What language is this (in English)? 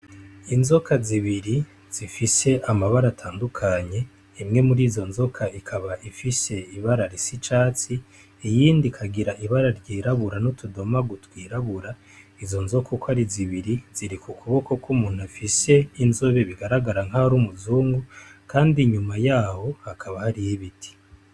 Rundi